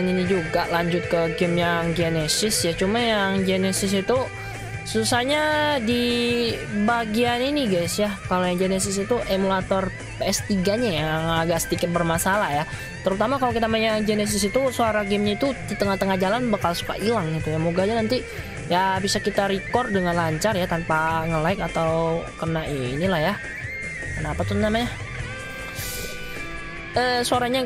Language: Indonesian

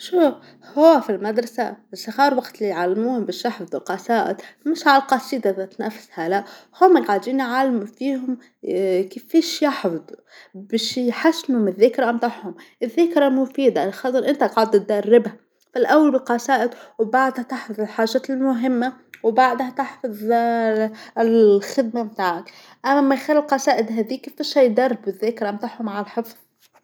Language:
Tunisian Arabic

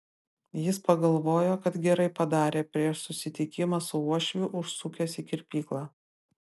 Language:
Lithuanian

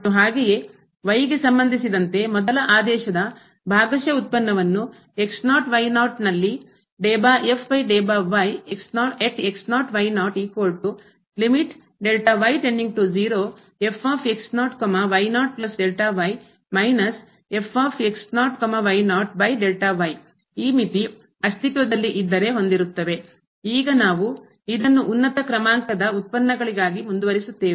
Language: Kannada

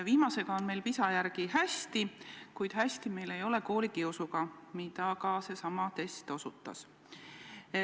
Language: Estonian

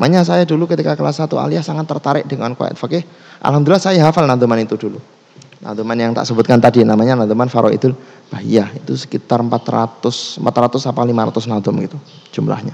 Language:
Indonesian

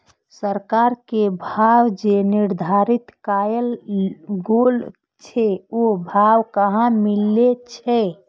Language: Maithili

